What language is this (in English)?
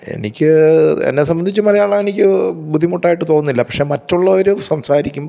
Malayalam